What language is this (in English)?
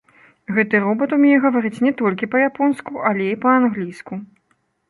Belarusian